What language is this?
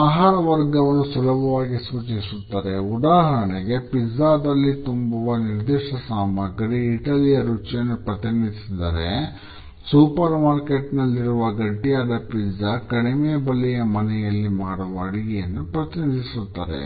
Kannada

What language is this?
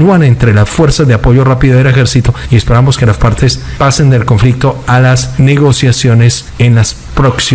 Spanish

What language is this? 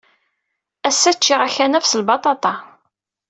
Kabyle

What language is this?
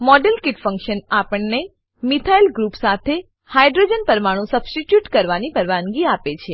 Gujarati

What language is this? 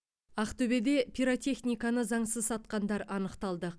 Kazakh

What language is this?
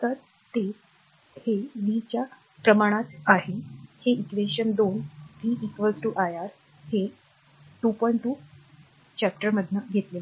Marathi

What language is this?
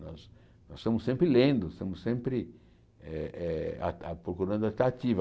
Portuguese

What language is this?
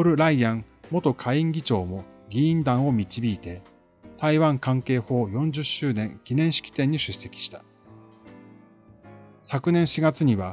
Japanese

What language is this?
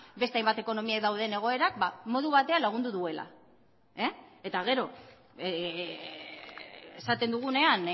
Basque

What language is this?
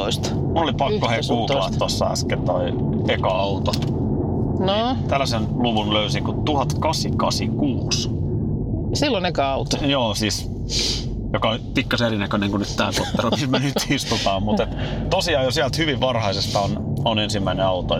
Finnish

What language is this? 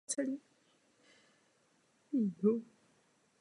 Czech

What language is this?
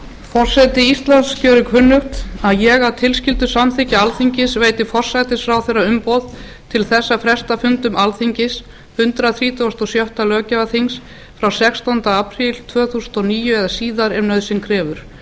Icelandic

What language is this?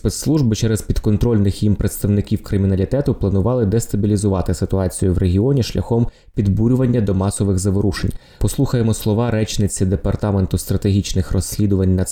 Ukrainian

